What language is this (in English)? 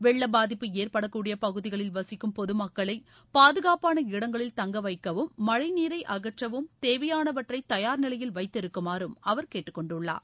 Tamil